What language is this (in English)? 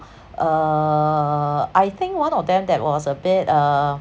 English